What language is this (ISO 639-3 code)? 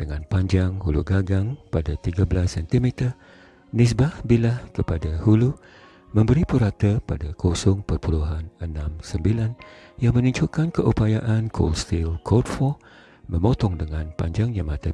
msa